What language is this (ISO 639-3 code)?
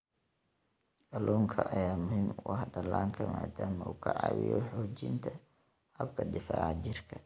som